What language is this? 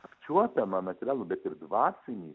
Lithuanian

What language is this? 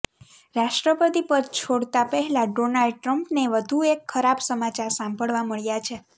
Gujarati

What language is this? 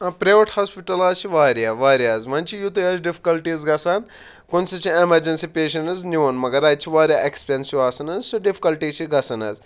Kashmiri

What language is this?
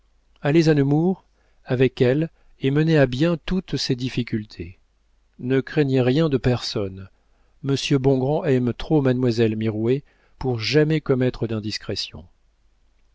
French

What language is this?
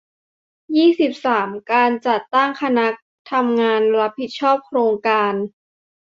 Thai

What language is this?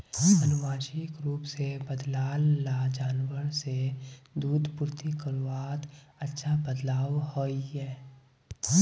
Magahi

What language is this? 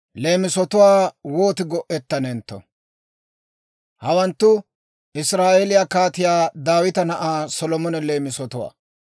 Dawro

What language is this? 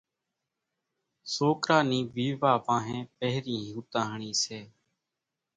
Kachi Koli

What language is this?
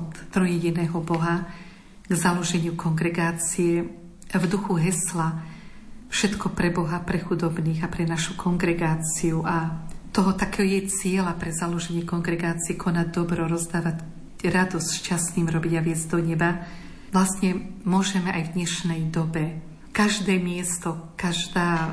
Slovak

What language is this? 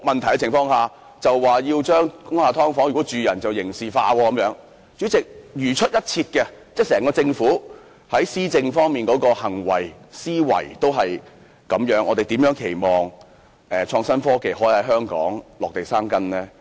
Cantonese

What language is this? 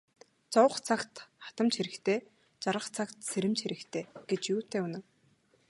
Mongolian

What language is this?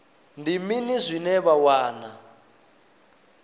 Venda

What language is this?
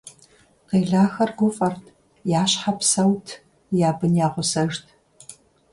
Kabardian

